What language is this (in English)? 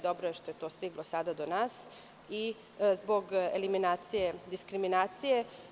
Serbian